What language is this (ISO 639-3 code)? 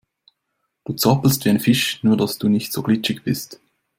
deu